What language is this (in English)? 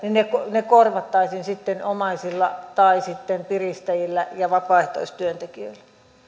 Finnish